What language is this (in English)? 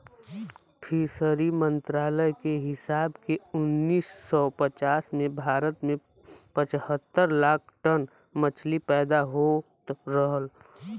Bhojpuri